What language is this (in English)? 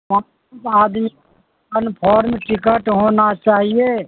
Urdu